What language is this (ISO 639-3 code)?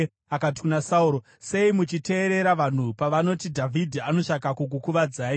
sna